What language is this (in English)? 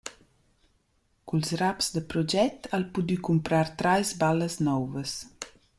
Romansh